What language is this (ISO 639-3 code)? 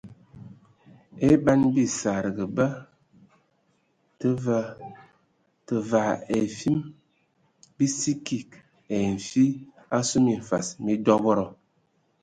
ewo